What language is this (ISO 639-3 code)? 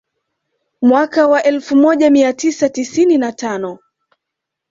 swa